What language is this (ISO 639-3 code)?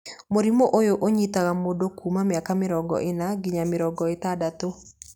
kik